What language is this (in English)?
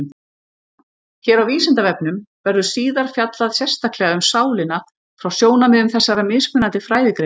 Icelandic